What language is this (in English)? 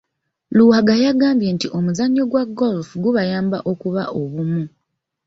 Ganda